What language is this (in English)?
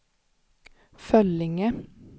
Swedish